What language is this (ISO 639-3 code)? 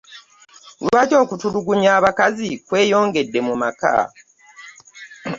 lug